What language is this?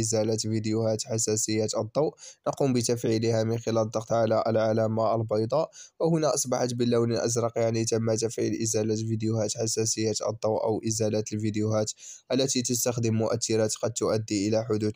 Arabic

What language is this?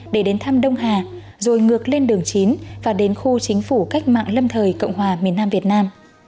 Vietnamese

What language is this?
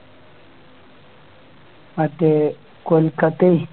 Malayalam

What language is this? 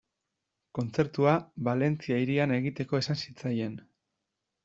Basque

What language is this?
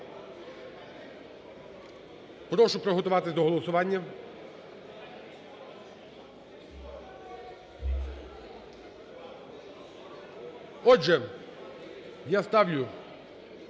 Ukrainian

